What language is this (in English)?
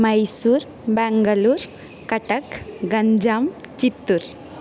Sanskrit